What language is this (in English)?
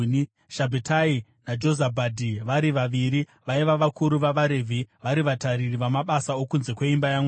Shona